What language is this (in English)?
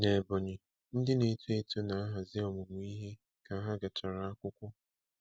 Igbo